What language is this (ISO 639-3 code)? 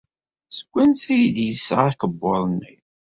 kab